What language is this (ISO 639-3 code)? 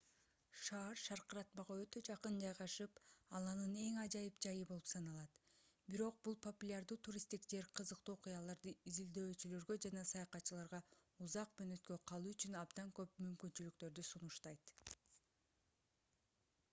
kir